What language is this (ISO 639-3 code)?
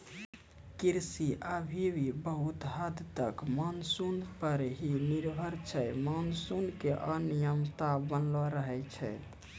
mai